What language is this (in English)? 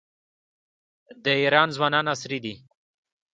Pashto